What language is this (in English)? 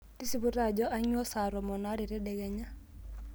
Masai